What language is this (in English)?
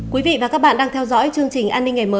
Vietnamese